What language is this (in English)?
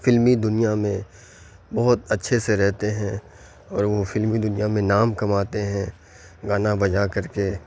Urdu